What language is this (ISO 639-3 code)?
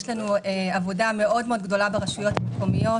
heb